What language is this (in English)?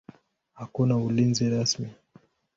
Swahili